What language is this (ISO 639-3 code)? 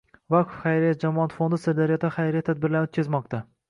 uzb